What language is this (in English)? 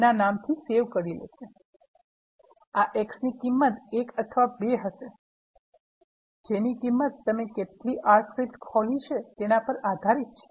Gujarati